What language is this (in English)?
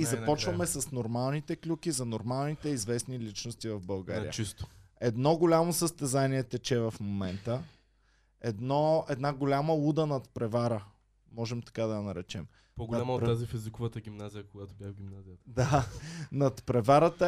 Bulgarian